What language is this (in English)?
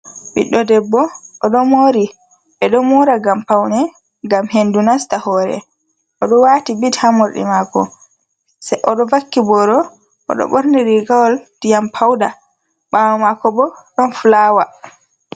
Fula